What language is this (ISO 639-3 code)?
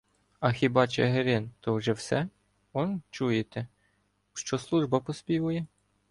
ukr